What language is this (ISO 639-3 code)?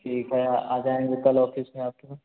hin